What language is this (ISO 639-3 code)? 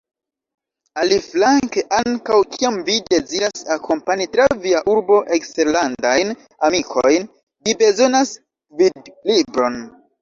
epo